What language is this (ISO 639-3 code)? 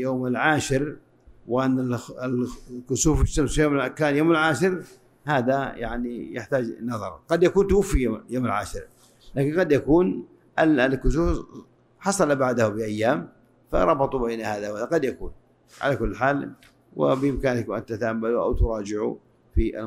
ara